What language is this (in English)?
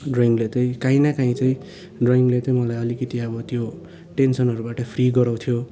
Nepali